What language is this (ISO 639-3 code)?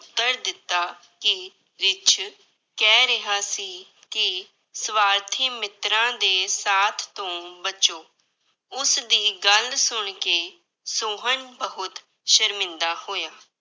pan